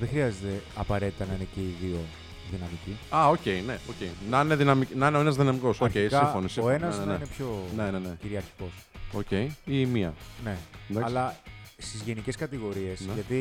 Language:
Greek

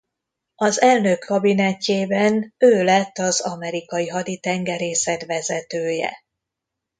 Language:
Hungarian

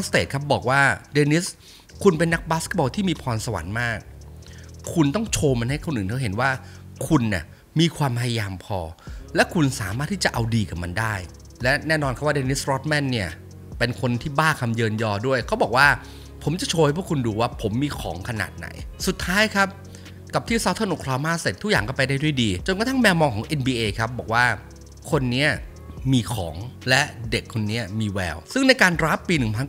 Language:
Thai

